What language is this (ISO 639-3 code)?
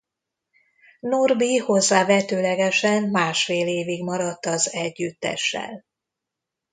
hun